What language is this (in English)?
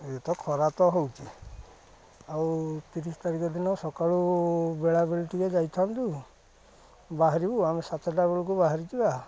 Odia